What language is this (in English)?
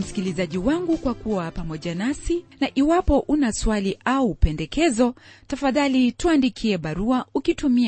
Swahili